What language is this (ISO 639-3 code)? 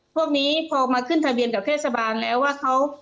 tha